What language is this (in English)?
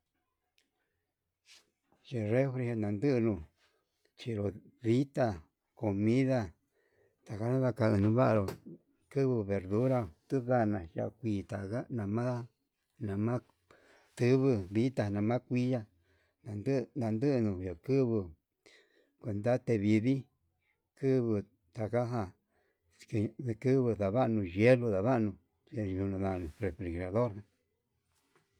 Yutanduchi Mixtec